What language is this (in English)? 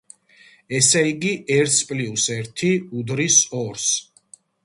Georgian